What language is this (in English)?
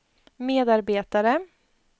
Swedish